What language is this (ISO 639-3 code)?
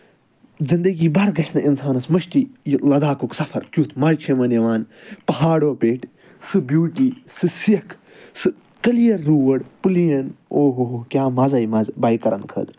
kas